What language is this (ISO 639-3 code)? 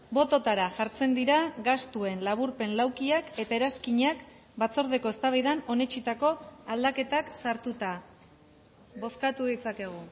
eus